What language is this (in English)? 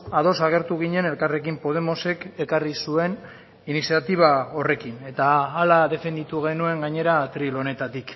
Basque